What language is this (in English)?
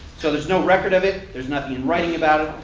English